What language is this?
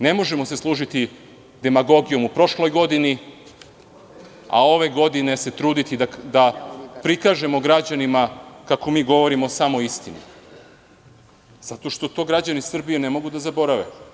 Serbian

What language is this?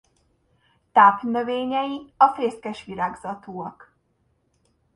Hungarian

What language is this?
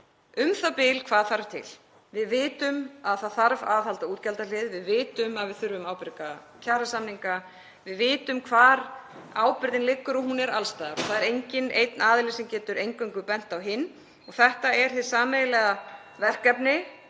Icelandic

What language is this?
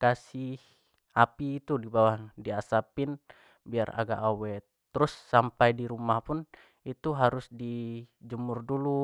Jambi Malay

